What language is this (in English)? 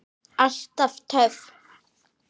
Icelandic